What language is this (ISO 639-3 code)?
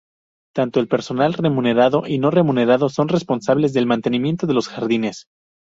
spa